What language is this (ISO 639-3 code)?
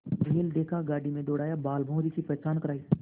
hin